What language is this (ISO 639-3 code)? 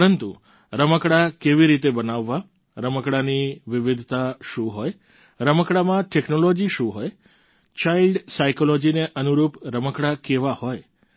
guj